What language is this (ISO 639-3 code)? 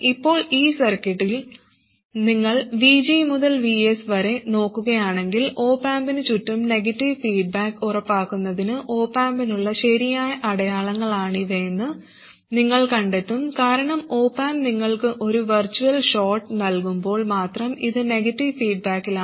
mal